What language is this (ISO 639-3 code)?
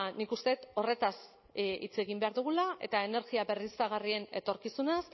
eus